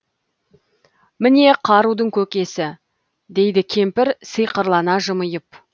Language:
Kazakh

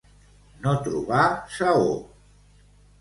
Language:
Catalan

